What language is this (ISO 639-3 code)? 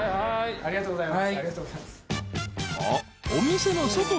jpn